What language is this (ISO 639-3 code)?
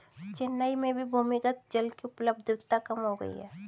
hin